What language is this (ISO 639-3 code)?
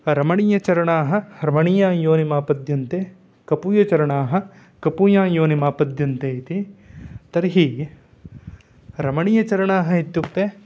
san